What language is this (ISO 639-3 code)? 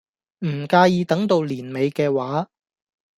yue